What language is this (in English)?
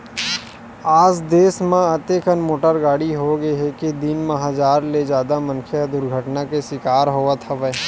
Chhattisgarhi